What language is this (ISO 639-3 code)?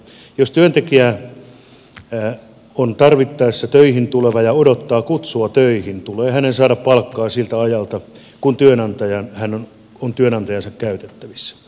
fin